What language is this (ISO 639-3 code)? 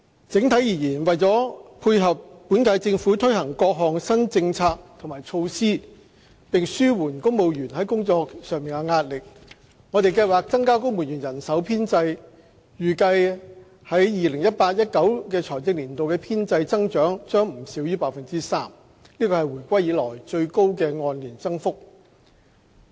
yue